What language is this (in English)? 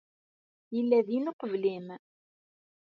Kabyle